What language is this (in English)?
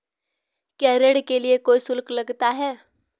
Hindi